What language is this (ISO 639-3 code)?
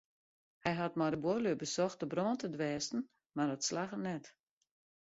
fry